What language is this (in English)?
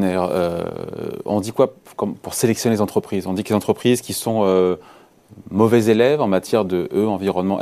French